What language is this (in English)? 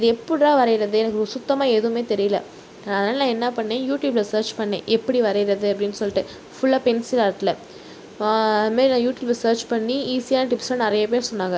Tamil